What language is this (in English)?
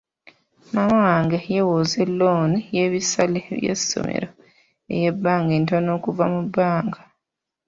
Ganda